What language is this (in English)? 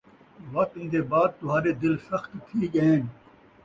Saraiki